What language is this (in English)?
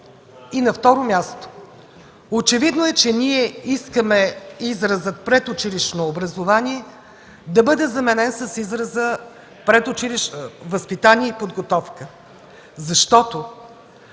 Bulgarian